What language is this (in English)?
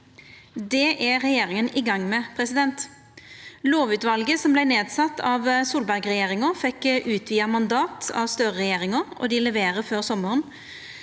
Norwegian